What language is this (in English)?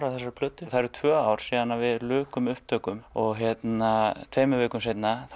Icelandic